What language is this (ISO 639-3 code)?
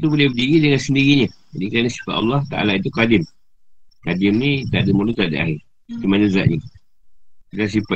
msa